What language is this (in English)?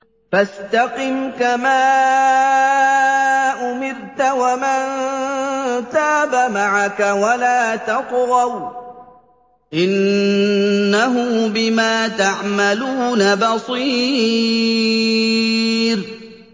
Arabic